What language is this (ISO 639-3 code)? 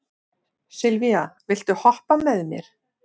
isl